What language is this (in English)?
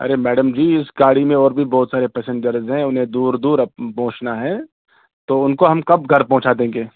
Urdu